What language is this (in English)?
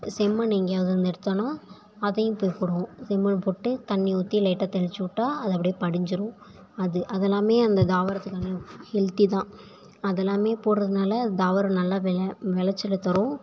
Tamil